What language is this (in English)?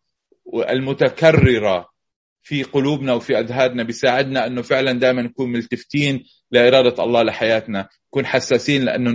Arabic